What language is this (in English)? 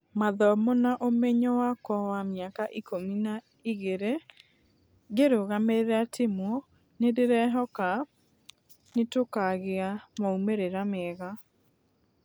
Kikuyu